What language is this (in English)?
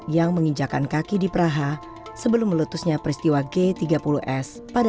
Indonesian